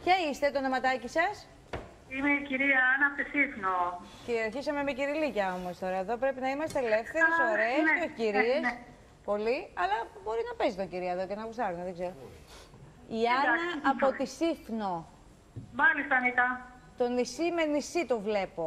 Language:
Greek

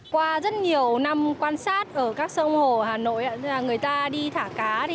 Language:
Vietnamese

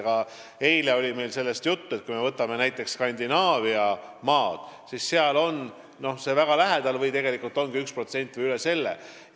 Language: Estonian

